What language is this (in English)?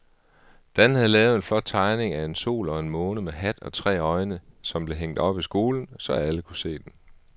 Danish